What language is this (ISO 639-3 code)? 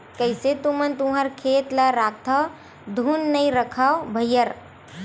hne